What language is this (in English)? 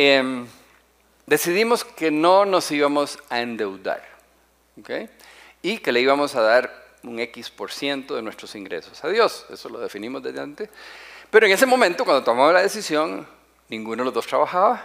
Spanish